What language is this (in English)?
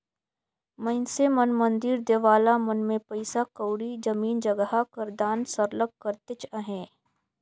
Chhattisgarhi